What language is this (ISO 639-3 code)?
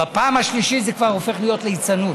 heb